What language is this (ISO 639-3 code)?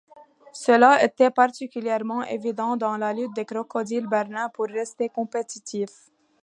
fra